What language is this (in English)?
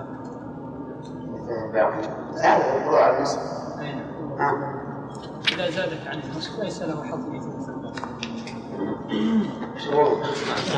Arabic